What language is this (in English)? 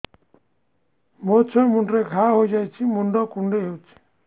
Odia